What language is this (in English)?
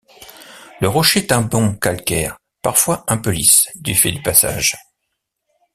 French